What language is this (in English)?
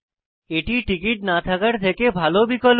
Bangla